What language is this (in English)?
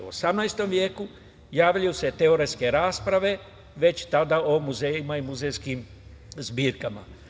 Serbian